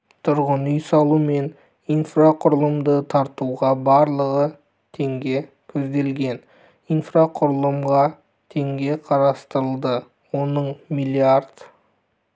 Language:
Kazakh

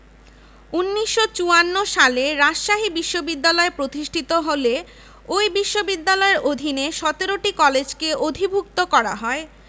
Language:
Bangla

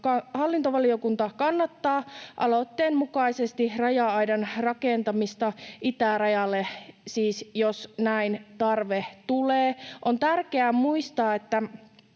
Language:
Finnish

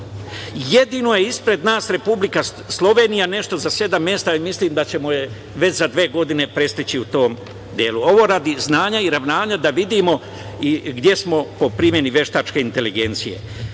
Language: Serbian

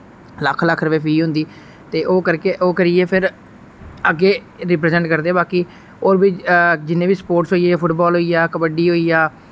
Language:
Dogri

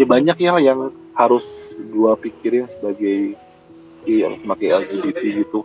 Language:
Indonesian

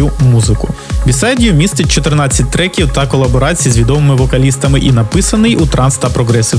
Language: Ukrainian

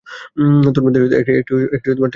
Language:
Bangla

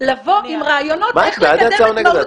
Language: Hebrew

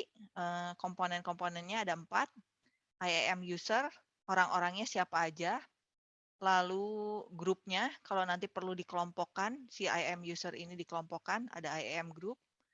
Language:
Indonesian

